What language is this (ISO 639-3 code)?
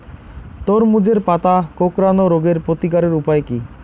ben